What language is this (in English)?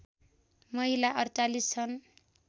Nepali